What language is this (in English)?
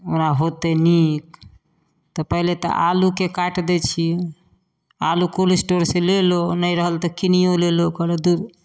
Maithili